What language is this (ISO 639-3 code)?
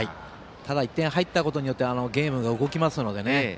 jpn